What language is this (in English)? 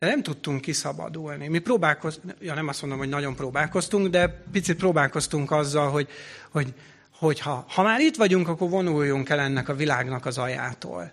Hungarian